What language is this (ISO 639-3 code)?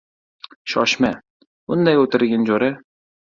uzb